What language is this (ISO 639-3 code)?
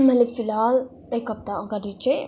nep